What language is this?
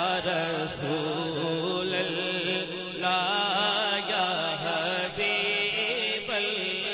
Arabic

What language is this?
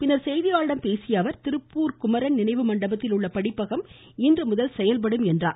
Tamil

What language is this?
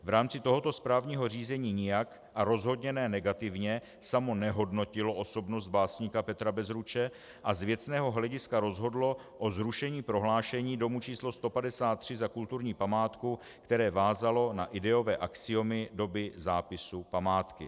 Czech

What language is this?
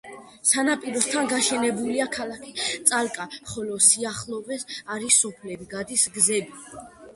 Georgian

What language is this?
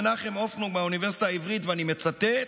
Hebrew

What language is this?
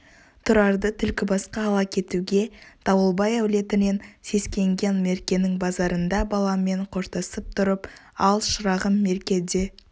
Kazakh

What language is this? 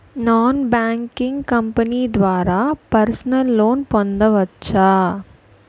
Telugu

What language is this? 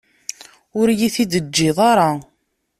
Kabyle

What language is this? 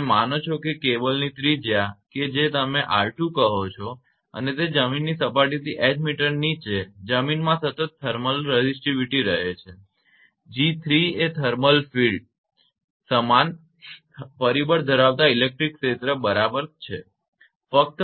Gujarati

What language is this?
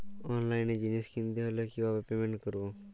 Bangla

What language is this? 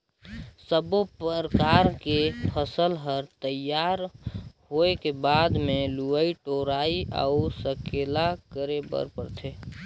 Chhattisgarhi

